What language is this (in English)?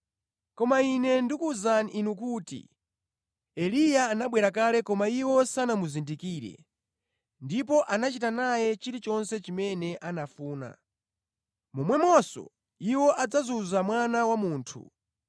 Nyanja